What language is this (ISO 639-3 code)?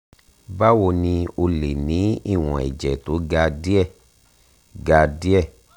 yor